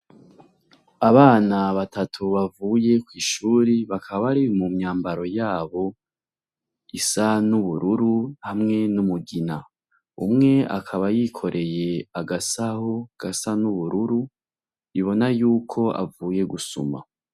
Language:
Rundi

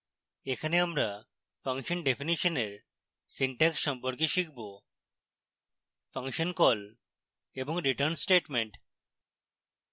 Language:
Bangla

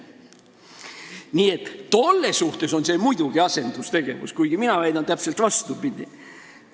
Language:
Estonian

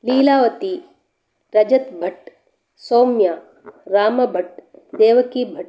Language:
Sanskrit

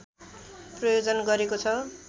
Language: Nepali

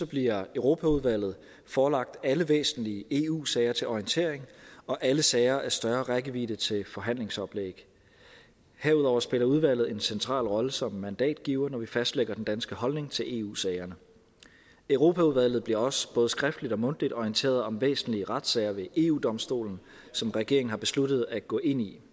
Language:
Danish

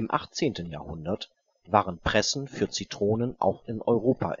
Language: German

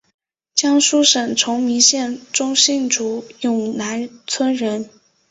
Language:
Chinese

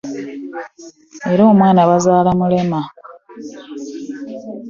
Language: Ganda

